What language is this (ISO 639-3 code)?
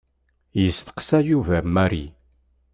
kab